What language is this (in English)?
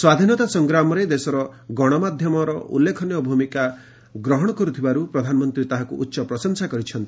Odia